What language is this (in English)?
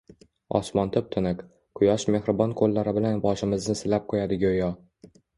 Uzbek